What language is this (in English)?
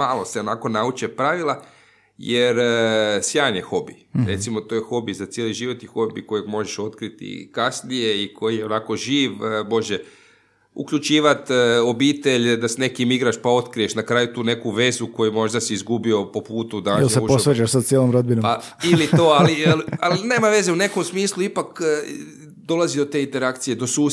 Croatian